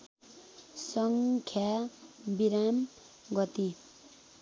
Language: Nepali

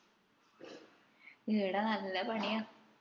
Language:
Malayalam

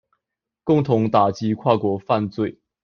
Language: Chinese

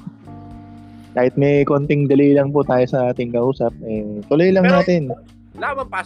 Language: Filipino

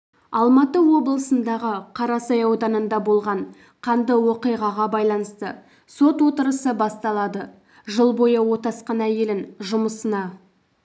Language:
Kazakh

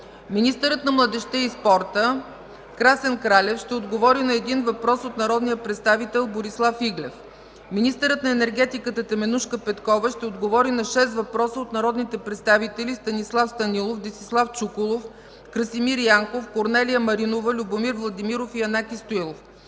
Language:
Bulgarian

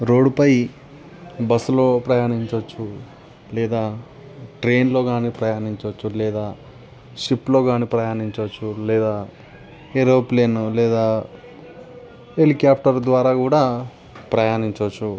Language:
Telugu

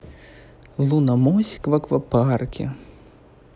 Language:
Russian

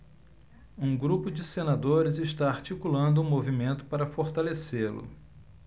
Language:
Portuguese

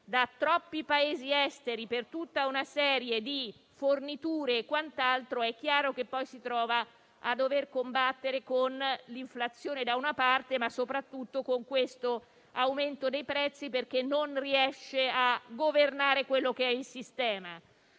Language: Italian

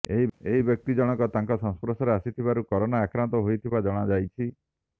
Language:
Odia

